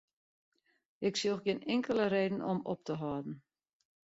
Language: Western Frisian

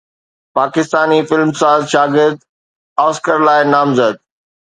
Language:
Sindhi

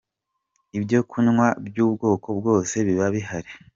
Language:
Kinyarwanda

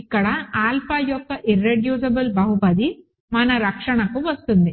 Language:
Telugu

